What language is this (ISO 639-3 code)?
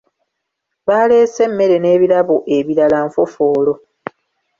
lug